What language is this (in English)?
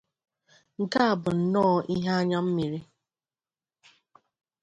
Igbo